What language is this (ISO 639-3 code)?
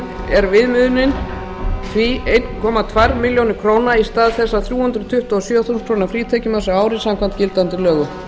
isl